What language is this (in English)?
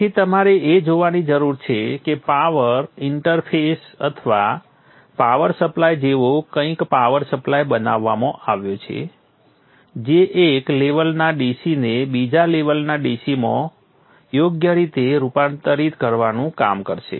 Gujarati